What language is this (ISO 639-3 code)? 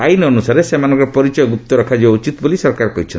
ori